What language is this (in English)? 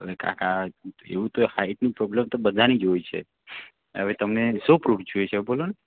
Gujarati